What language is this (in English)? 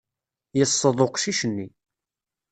Kabyle